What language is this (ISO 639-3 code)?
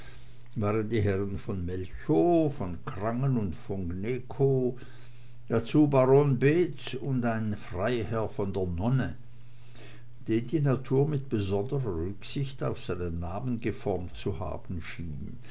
deu